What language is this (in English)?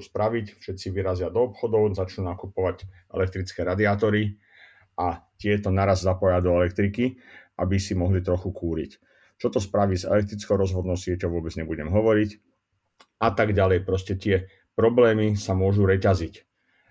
Slovak